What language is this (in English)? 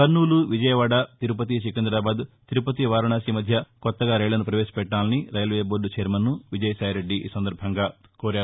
Telugu